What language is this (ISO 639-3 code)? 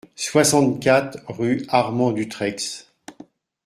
fra